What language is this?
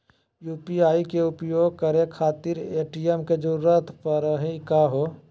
Magahi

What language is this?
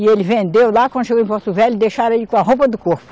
Portuguese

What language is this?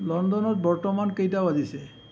Assamese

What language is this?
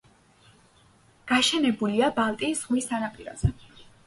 Georgian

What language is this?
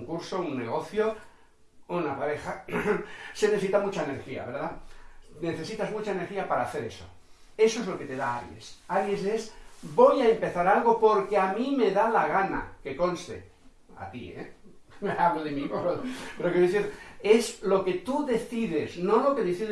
Spanish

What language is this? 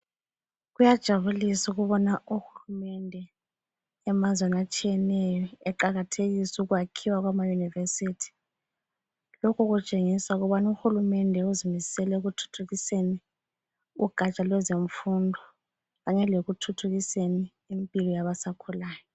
North Ndebele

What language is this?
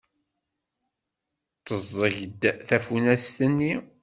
Kabyle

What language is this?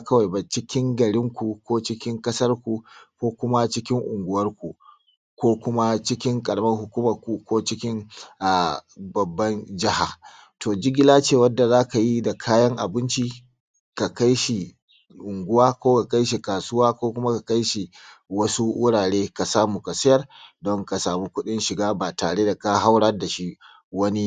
Hausa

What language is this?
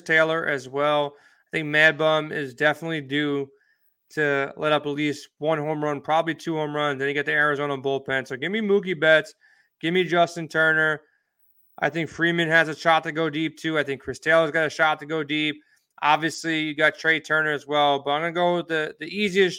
English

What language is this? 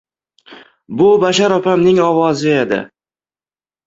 Uzbek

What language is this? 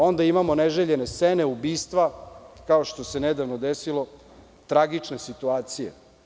Serbian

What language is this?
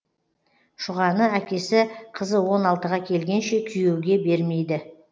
Kazakh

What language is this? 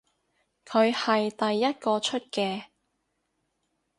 Cantonese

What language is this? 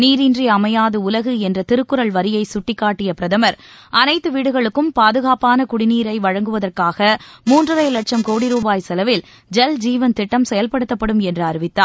Tamil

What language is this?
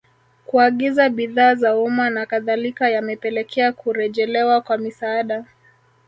Swahili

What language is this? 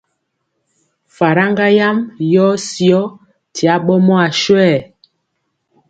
Mpiemo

